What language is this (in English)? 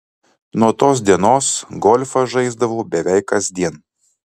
Lithuanian